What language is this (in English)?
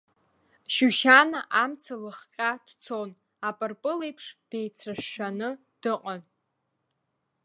Abkhazian